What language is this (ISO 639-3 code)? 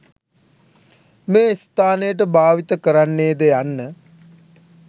sin